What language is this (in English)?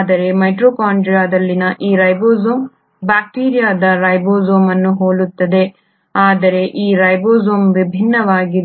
Kannada